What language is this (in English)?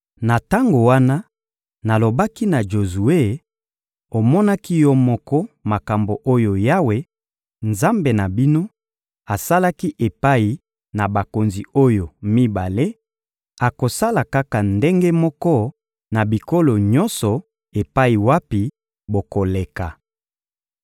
Lingala